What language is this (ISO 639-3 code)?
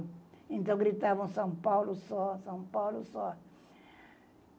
por